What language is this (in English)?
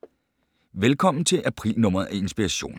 Danish